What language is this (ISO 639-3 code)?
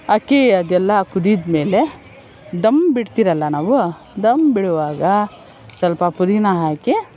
kan